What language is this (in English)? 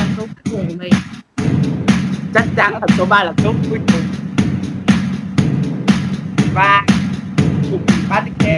Vietnamese